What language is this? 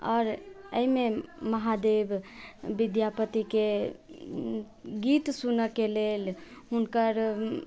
Maithili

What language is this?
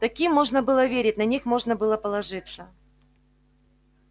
Russian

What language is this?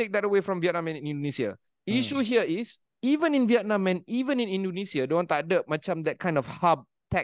Malay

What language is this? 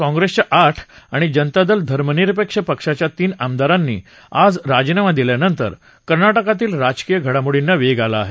Marathi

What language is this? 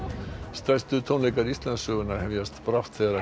Icelandic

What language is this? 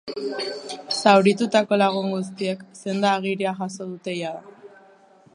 Basque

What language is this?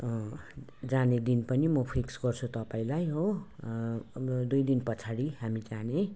Nepali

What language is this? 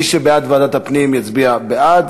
Hebrew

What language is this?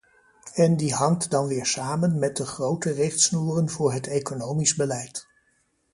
Dutch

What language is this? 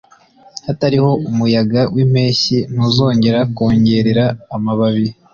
Kinyarwanda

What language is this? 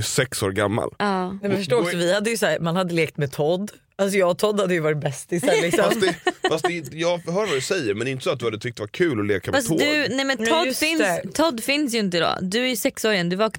Swedish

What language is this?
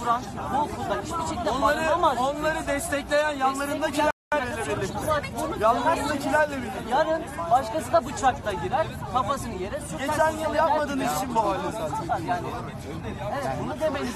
Turkish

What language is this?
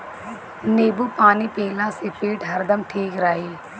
Bhojpuri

